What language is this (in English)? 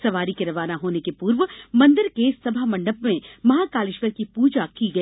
Hindi